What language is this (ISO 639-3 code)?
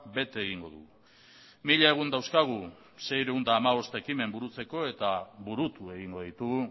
eus